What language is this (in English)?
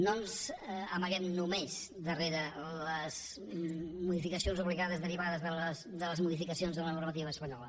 Catalan